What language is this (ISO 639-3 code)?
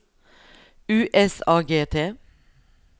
nor